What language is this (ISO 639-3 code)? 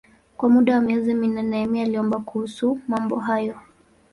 swa